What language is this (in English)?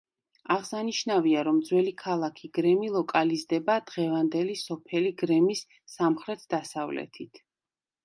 Georgian